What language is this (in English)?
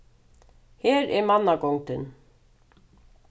Faroese